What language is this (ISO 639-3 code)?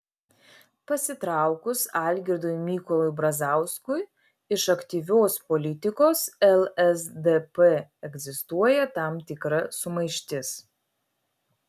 lit